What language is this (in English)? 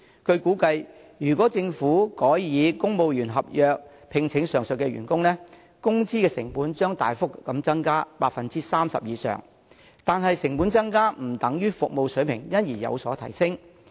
Cantonese